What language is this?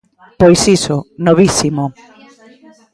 Galician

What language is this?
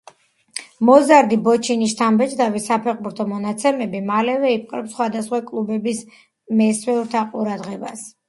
Georgian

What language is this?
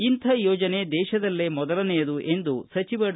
Kannada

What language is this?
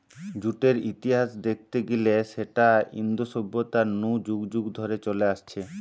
Bangla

